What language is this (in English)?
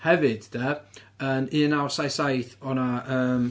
Welsh